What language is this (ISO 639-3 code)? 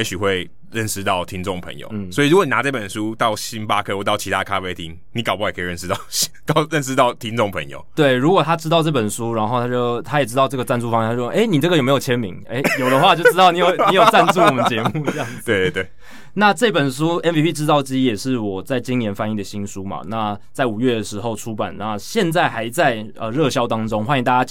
zho